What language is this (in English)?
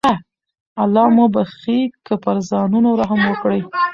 Pashto